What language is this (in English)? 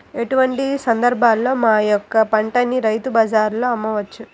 Telugu